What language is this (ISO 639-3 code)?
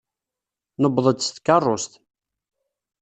kab